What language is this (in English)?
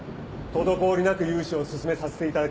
Japanese